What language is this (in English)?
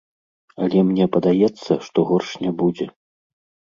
Belarusian